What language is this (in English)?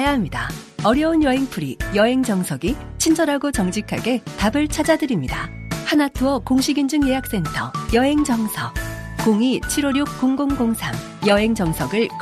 Korean